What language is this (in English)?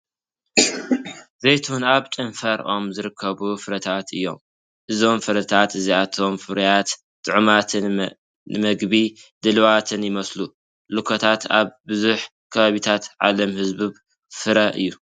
Tigrinya